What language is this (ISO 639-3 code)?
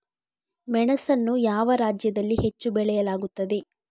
kan